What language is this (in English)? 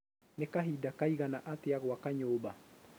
Kikuyu